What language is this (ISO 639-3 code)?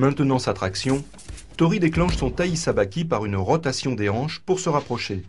fra